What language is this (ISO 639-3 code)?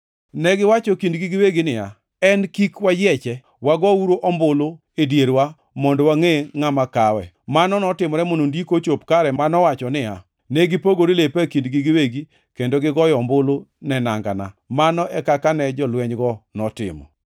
luo